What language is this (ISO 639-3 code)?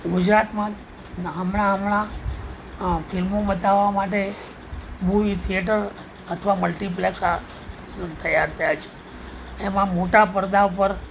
guj